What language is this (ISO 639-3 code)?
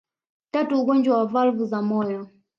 swa